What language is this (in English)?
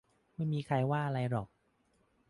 Thai